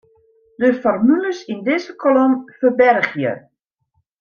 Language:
Western Frisian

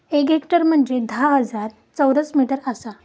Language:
Marathi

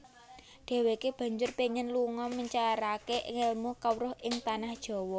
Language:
Javanese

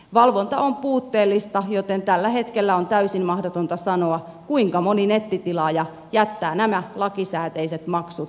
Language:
Finnish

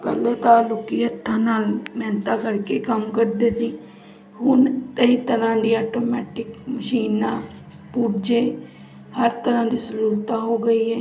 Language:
Punjabi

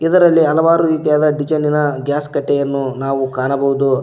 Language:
Kannada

